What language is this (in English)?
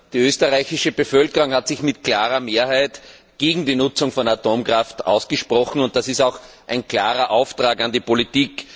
German